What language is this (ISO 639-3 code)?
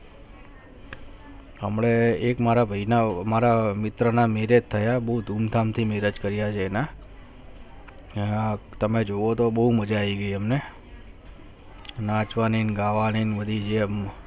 guj